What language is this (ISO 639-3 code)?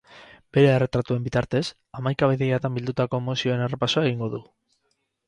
eus